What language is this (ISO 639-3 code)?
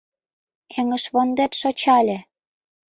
chm